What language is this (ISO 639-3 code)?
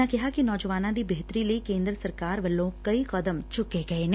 pan